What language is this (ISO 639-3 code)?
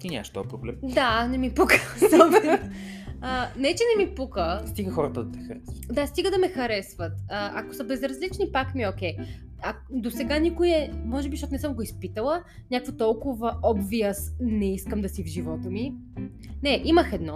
bul